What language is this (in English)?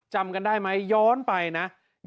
Thai